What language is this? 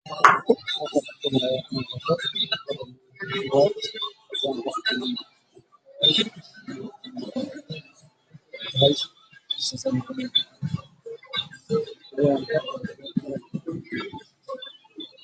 Somali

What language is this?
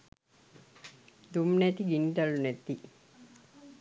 Sinhala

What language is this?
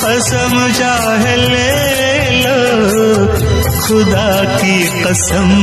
Arabic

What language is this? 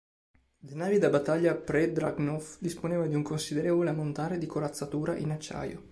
Italian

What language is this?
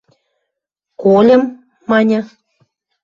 Western Mari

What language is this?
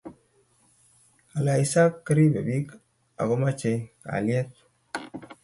Kalenjin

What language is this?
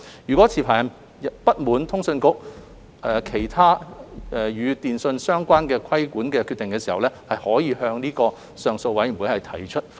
Cantonese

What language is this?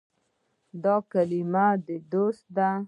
Pashto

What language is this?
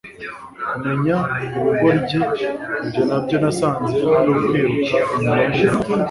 Kinyarwanda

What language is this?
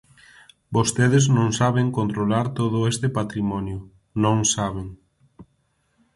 Galician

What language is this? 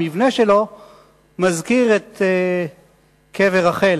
Hebrew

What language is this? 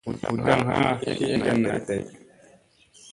Musey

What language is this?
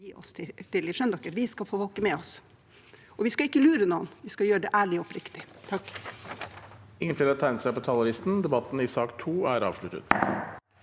Norwegian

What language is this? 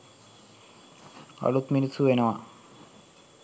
Sinhala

